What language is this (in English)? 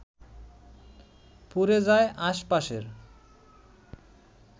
Bangla